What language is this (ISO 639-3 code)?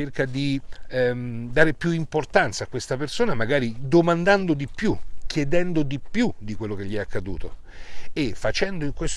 ita